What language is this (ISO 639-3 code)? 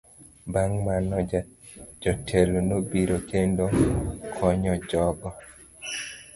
luo